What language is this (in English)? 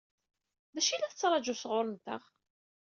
Kabyle